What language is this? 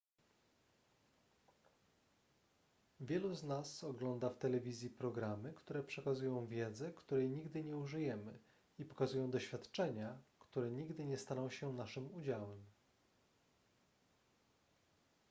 Polish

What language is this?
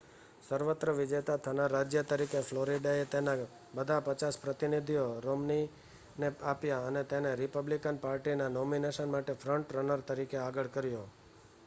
Gujarati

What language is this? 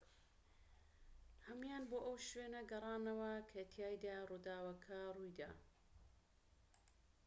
Central Kurdish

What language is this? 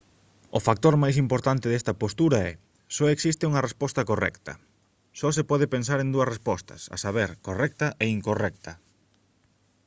Galician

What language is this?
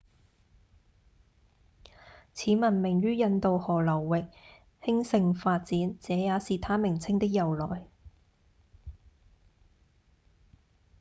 Cantonese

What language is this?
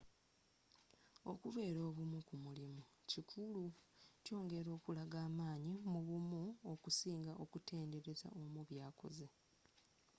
Ganda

